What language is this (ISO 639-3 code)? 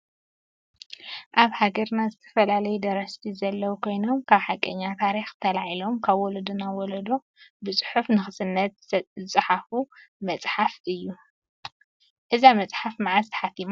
tir